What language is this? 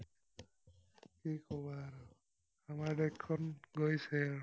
Assamese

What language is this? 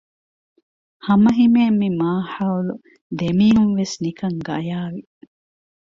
Divehi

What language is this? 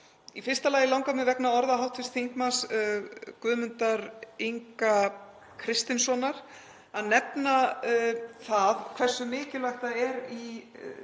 Icelandic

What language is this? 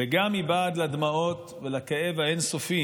Hebrew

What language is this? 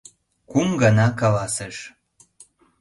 Mari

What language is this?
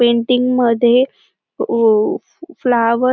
Marathi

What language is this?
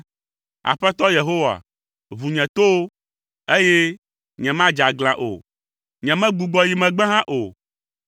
Ewe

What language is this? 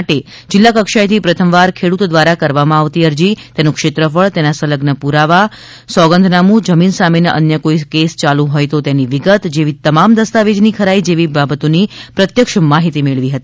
Gujarati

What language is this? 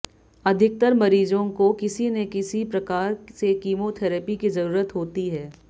Hindi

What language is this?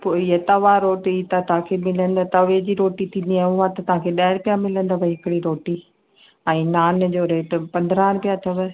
Sindhi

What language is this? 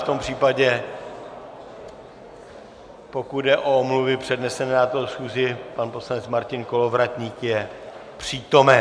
Czech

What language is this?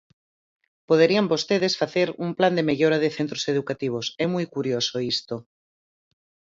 Galician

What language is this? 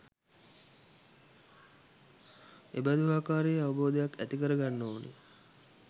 Sinhala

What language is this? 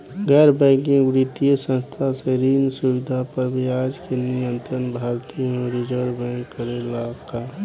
Bhojpuri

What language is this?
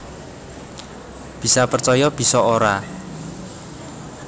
Javanese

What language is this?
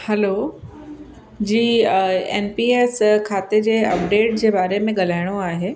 Sindhi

